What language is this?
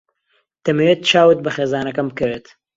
Central Kurdish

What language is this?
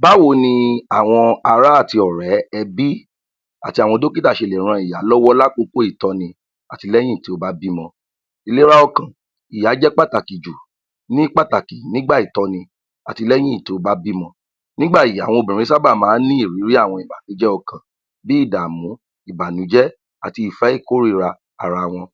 Yoruba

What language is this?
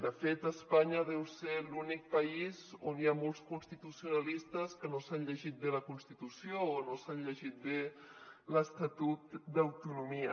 Catalan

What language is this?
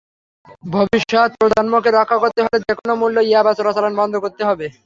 Bangla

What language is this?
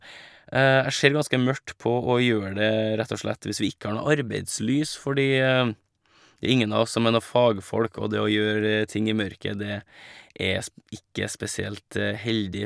Norwegian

